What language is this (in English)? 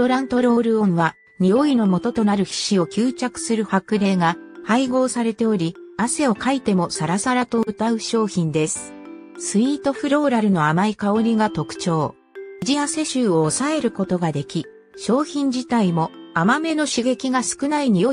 Japanese